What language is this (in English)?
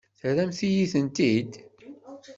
Kabyle